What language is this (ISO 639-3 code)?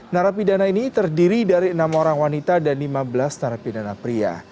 ind